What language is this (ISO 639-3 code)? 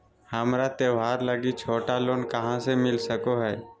mag